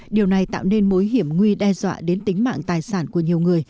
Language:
Vietnamese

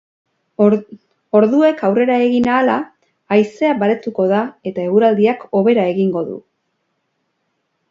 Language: Basque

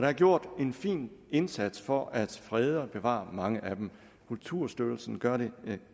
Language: Danish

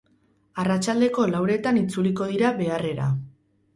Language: Basque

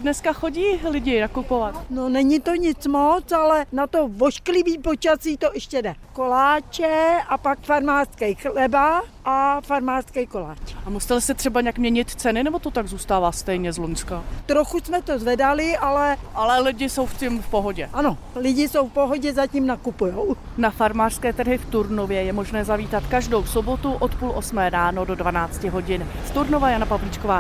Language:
Czech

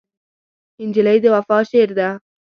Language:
Pashto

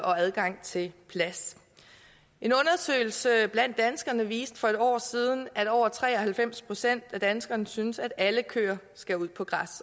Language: Danish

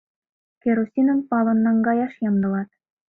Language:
Mari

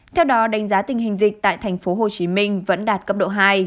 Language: Vietnamese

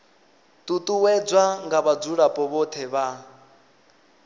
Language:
Venda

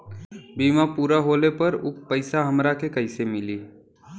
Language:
Bhojpuri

